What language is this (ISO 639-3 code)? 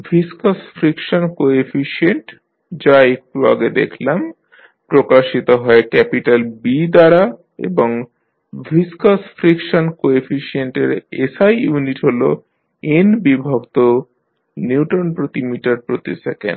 ben